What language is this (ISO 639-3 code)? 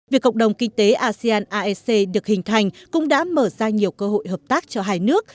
vie